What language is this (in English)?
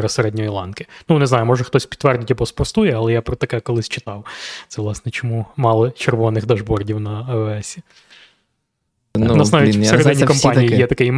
Ukrainian